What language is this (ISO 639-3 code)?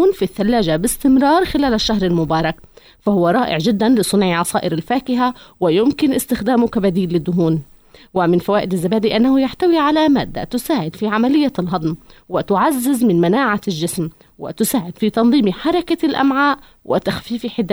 ara